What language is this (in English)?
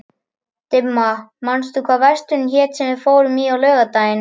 Icelandic